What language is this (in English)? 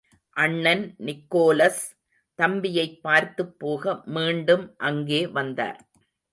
Tamil